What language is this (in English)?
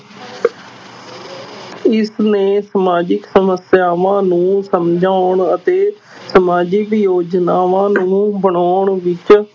Punjabi